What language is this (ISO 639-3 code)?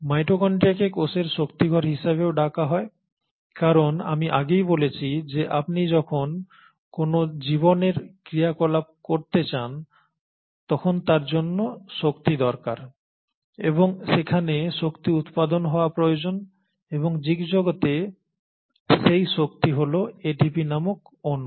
ben